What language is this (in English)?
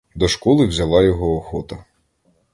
Ukrainian